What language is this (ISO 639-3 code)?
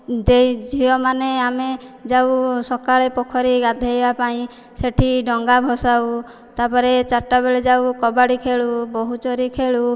ori